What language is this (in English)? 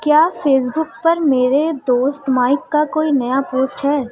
Urdu